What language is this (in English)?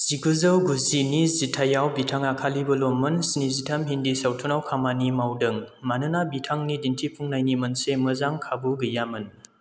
Bodo